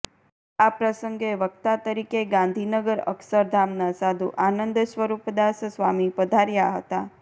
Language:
Gujarati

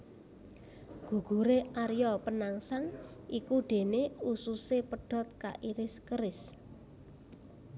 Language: Javanese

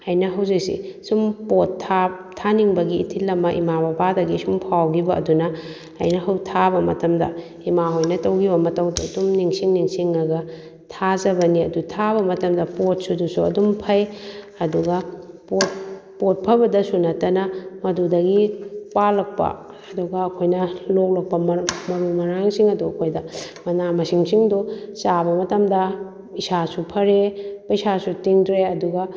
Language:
Manipuri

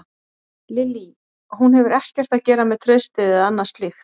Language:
Icelandic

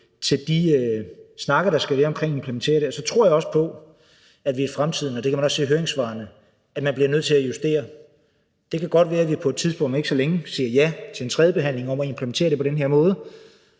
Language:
Danish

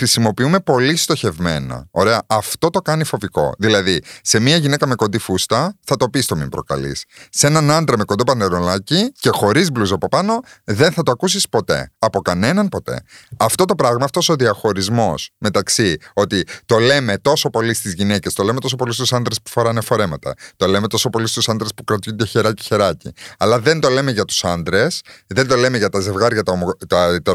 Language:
Greek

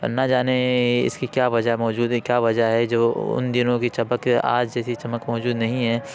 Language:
Urdu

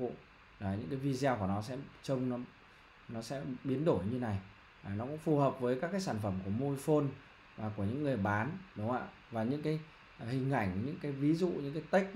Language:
Vietnamese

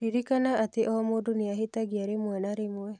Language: Kikuyu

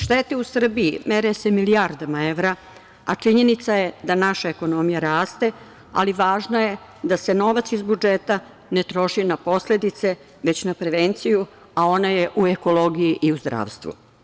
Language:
Serbian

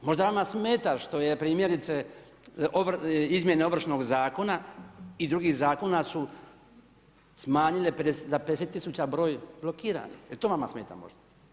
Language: Croatian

